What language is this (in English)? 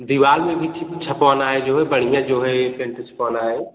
Hindi